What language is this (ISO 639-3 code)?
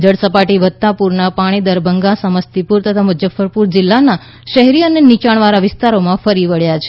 guj